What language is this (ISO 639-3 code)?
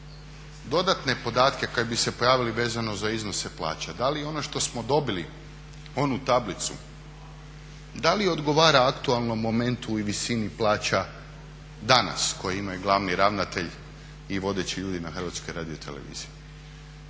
hrv